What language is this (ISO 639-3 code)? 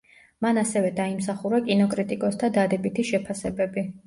kat